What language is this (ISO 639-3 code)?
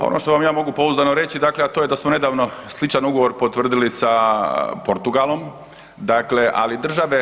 hrv